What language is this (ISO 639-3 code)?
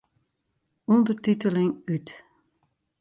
fry